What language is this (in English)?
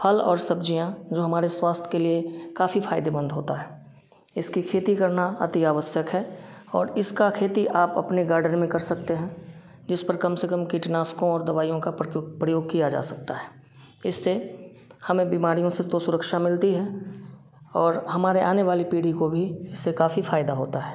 Hindi